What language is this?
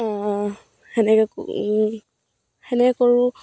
Assamese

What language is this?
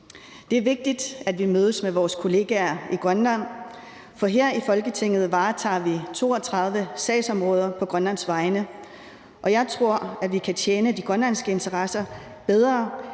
Danish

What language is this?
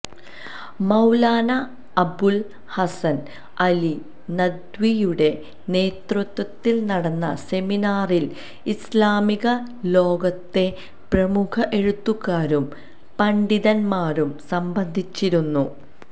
Malayalam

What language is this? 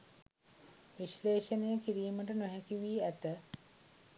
Sinhala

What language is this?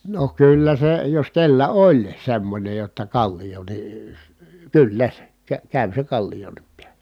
Finnish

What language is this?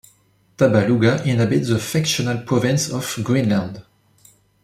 English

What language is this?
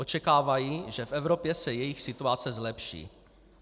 Czech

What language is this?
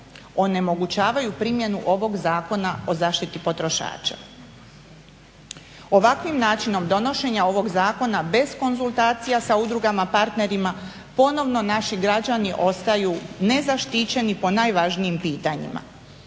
Croatian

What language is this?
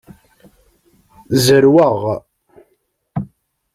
Kabyle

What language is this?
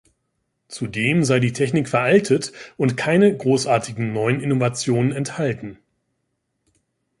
German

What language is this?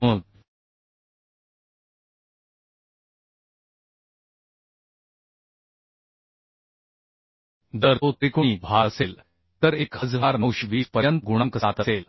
Marathi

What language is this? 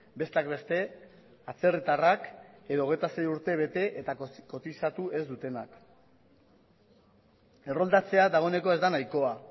Basque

